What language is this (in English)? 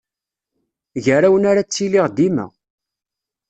Kabyle